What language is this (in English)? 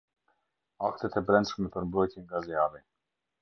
Albanian